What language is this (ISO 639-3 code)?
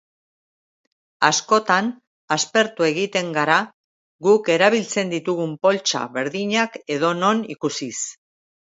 eus